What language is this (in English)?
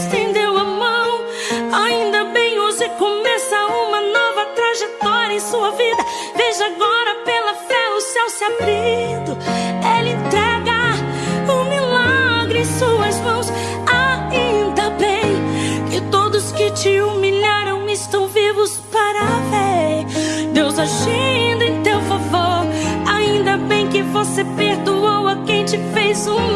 Portuguese